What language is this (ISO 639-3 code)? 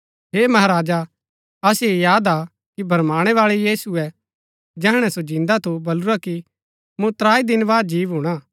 gbk